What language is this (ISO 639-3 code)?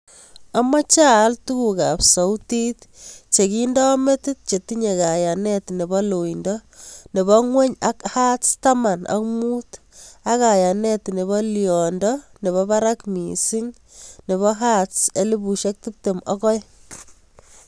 kln